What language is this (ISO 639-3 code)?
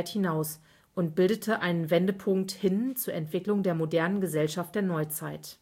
deu